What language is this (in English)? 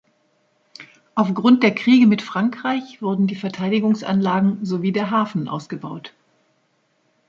German